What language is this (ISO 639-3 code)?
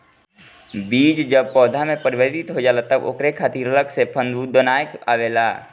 bho